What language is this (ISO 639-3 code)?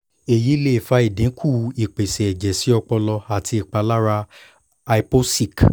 yor